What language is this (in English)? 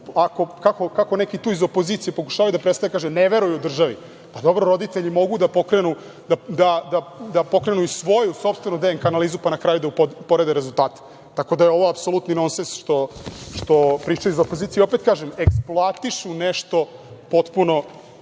Serbian